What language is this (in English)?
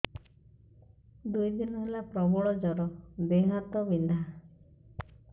Odia